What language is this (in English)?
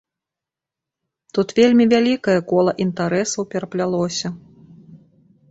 Belarusian